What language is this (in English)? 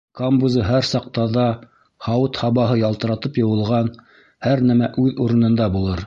Bashkir